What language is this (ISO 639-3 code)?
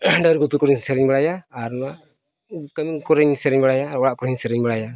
sat